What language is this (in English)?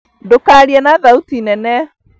Kikuyu